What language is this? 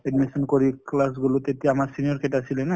Assamese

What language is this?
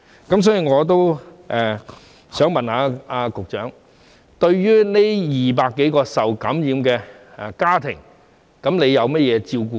Cantonese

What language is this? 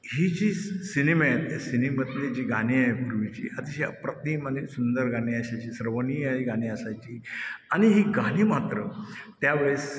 Marathi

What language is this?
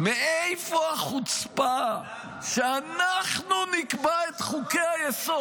Hebrew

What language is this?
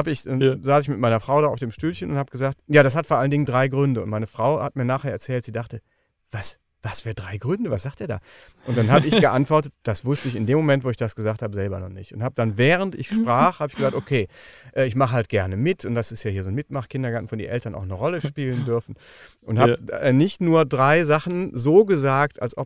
German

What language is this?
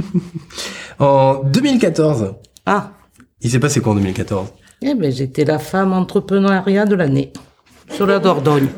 French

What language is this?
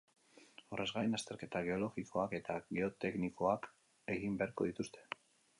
Basque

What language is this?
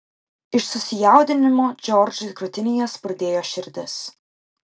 Lithuanian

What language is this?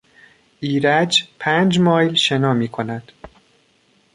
Persian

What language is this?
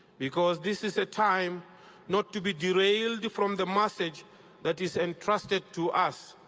English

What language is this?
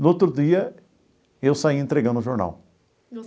Portuguese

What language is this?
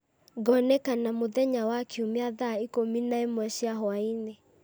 Kikuyu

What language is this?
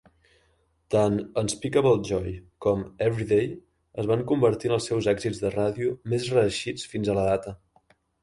Catalan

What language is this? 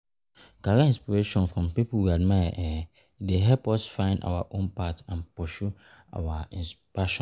Nigerian Pidgin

